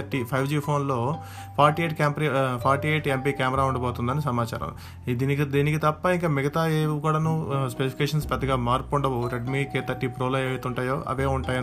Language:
Telugu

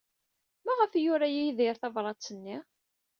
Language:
Kabyle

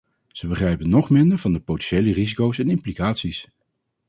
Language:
Dutch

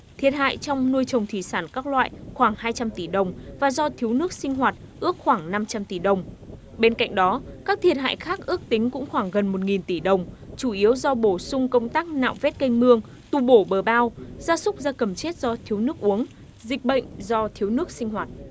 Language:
Vietnamese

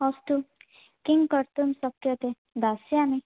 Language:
Sanskrit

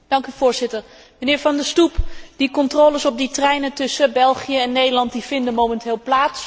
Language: Dutch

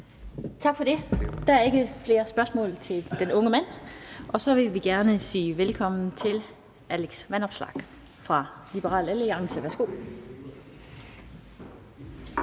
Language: Danish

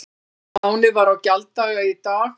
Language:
Icelandic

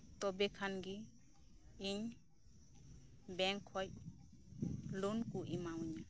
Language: Santali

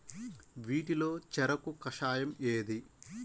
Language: Telugu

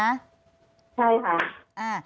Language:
Thai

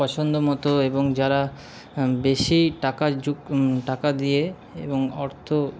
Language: Bangla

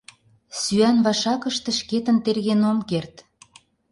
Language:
Mari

